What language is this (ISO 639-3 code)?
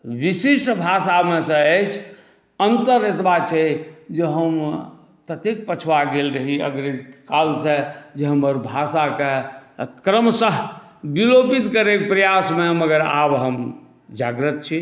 mai